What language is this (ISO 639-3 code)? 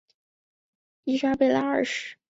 zho